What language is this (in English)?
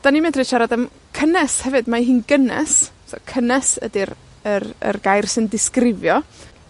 Welsh